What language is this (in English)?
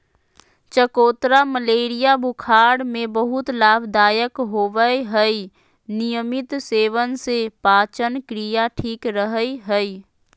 Magahi